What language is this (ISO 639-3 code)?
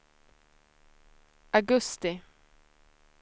swe